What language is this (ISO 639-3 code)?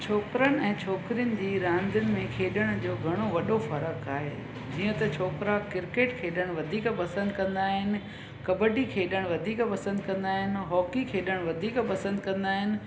snd